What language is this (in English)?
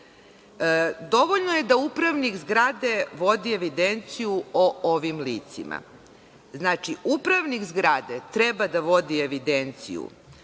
Serbian